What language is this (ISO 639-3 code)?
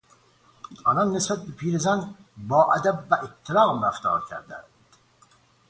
fas